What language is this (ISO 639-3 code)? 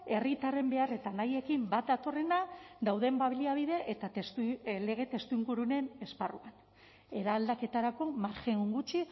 eus